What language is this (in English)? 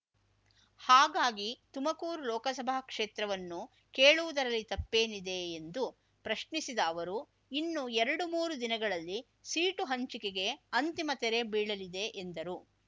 Kannada